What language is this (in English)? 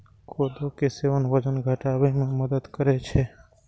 Maithili